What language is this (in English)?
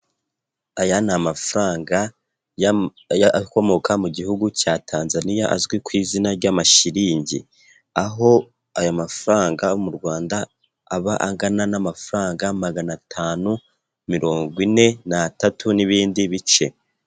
Kinyarwanda